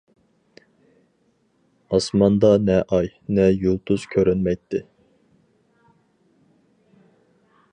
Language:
Uyghur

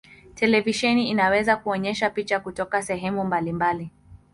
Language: Swahili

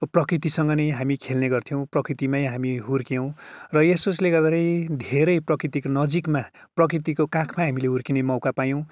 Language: Nepali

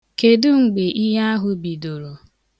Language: Igbo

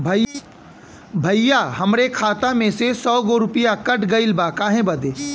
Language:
Bhojpuri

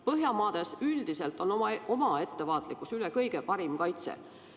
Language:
Estonian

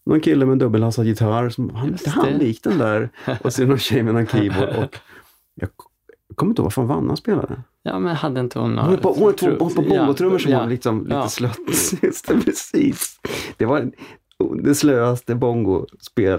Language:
Swedish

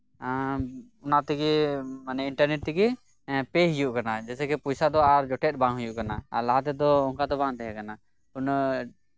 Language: Santali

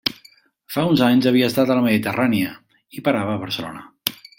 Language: Catalan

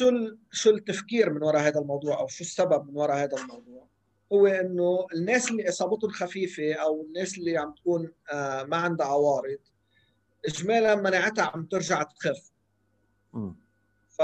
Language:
Arabic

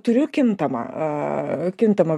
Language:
Lithuanian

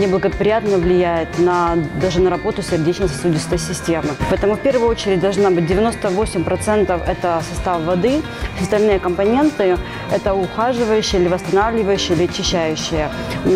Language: Russian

